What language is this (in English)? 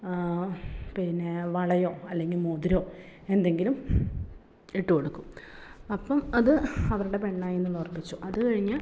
Malayalam